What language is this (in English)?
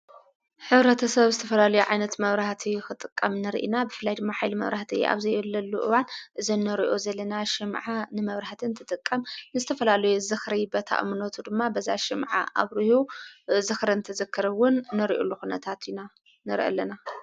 Tigrinya